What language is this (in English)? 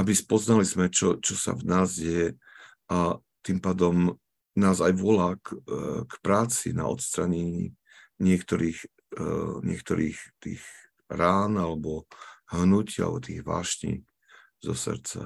Slovak